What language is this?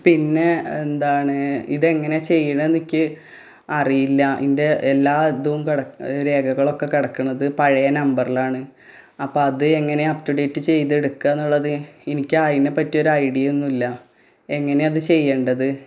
Malayalam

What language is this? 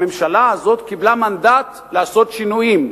Hebrew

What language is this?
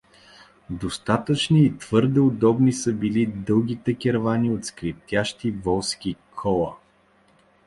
Bulgarian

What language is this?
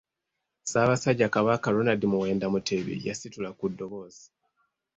Ganda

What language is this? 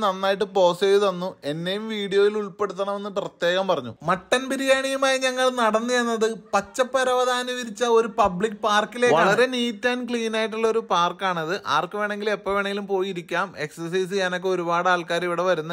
Malayalam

